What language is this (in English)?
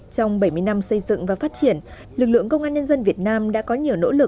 Vietnamese